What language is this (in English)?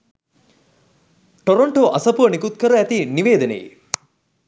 Sinhala